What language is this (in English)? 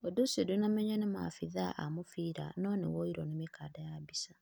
Kikuyu